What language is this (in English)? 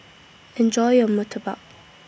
English